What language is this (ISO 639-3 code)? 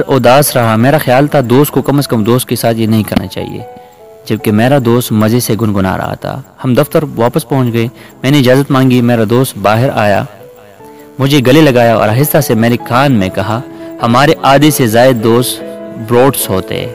hin